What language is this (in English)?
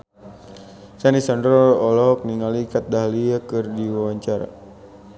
Sundanese